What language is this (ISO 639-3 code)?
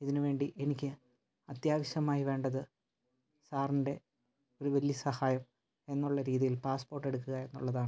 mal